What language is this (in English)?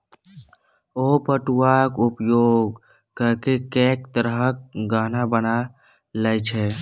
Maithili